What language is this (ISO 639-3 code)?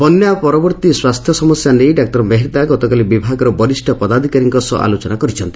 ori